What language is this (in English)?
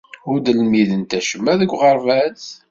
Kabyle